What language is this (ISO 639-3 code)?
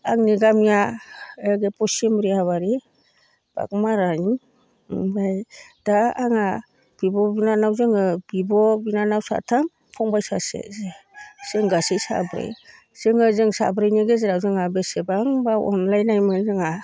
brx